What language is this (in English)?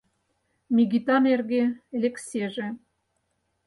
Mari